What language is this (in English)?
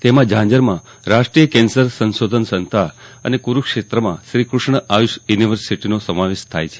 Gujarati